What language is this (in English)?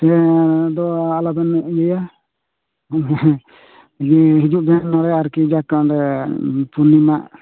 Santali